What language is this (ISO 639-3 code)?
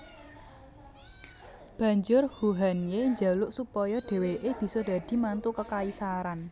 jav